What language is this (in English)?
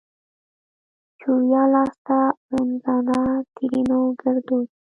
Pashto